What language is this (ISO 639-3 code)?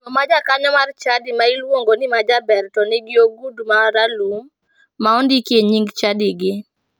luo